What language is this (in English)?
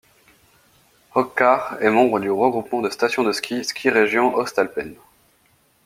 French